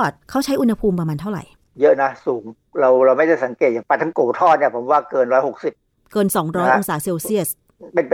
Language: Thai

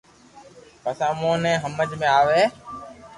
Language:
Loarki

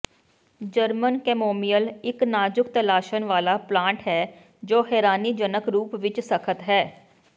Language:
Punjabi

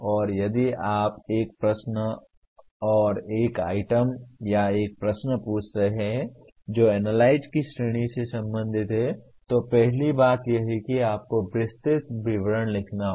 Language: Hindi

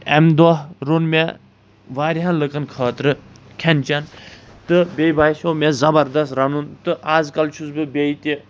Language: Kashmiri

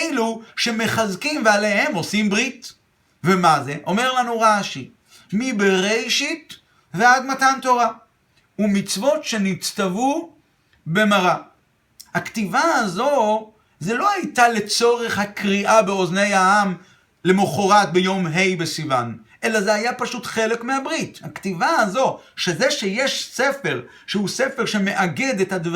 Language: Hebrew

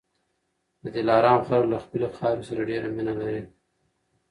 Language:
Pashto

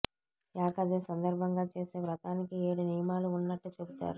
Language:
Telugu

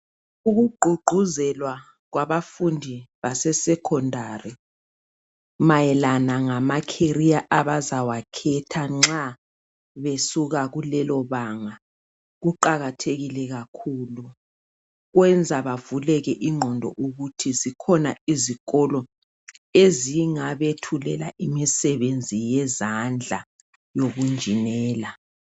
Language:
North Ndebele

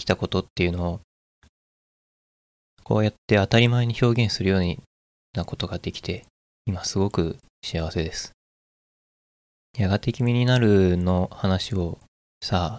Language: Japanese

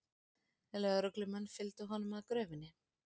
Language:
Icelandic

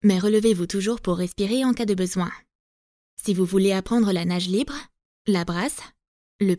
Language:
French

